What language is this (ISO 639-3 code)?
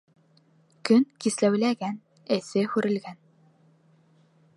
bak